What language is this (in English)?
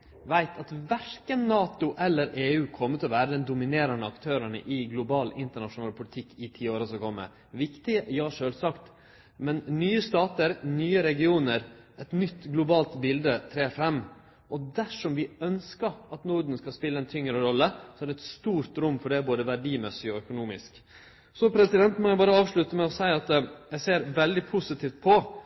Norwegian Nynorsk